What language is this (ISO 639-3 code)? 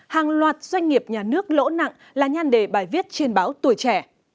vie